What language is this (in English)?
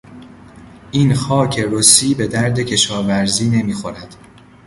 Persian